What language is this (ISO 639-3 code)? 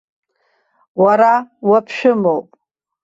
abk